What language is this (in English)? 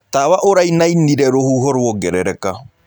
Kikuyu